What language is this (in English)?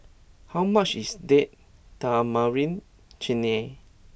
English